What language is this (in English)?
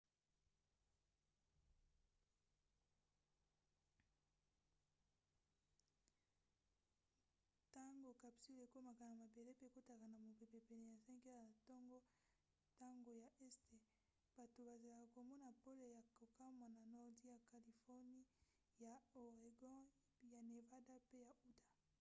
Lingala